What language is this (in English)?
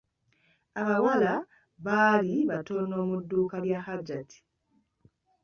Ganda